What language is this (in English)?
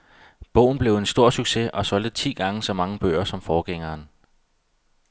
Danish